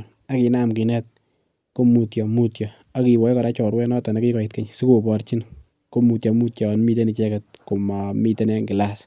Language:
Kalenjin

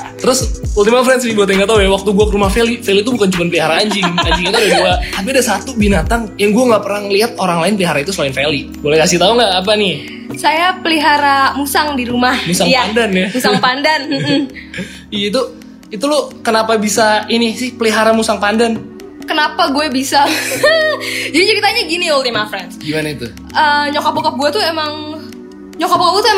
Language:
Indonesian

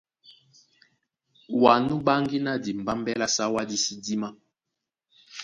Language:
Duala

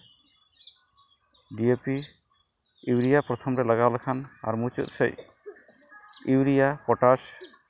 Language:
Santali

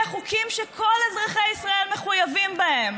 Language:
Hebrew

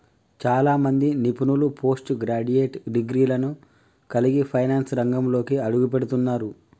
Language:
Telugu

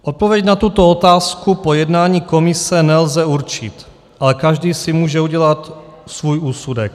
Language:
Czech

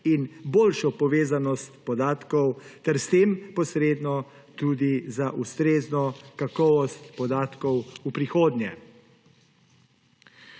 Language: Slovenian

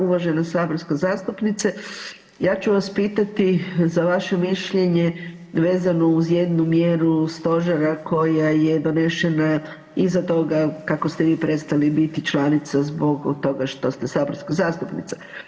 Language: Croatian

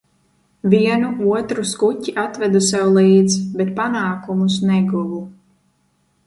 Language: Latvian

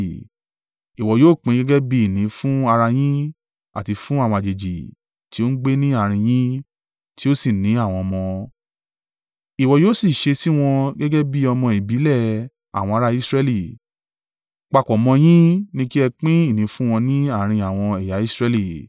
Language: Yoruba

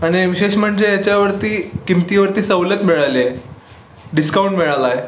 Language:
Marathi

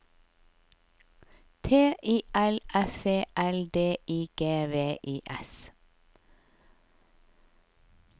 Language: Norwegian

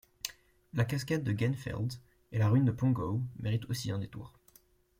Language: French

